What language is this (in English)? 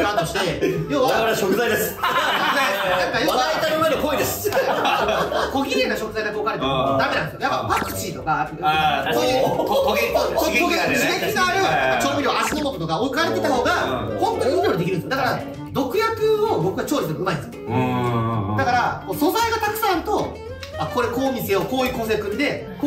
Japanese